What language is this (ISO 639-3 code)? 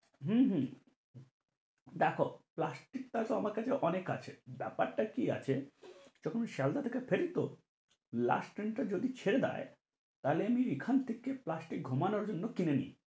ben